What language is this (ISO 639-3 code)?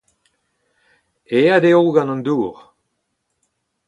bre